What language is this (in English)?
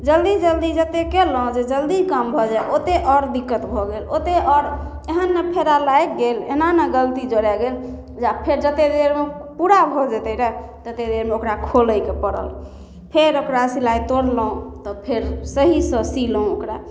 Maithili